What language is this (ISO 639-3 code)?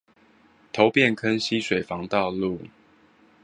zho